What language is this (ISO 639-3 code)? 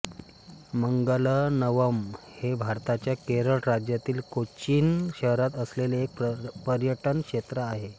mar